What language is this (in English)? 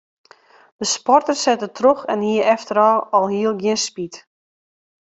Western Frisian